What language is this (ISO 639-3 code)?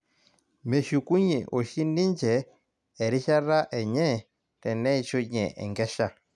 mas